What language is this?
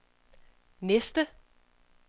Danish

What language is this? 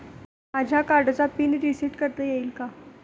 Marathi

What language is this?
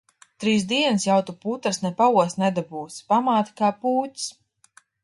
Latvian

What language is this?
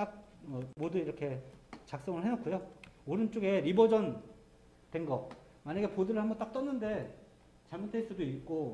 Korean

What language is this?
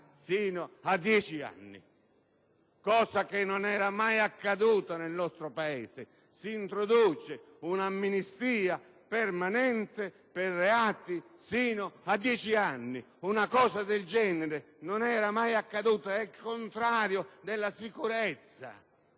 Italian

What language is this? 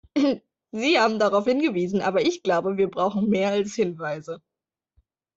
German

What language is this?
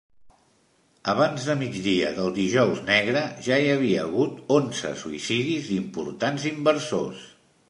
Catalan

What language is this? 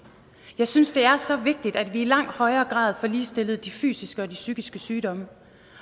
Danish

